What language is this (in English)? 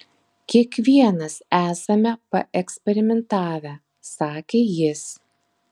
Lithuanian